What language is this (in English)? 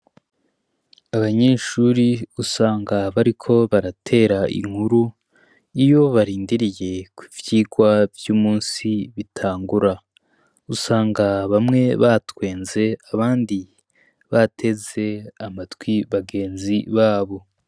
Rundi